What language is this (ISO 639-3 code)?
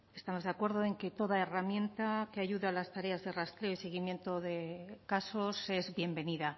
spa